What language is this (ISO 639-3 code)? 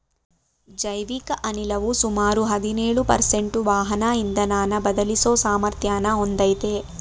kan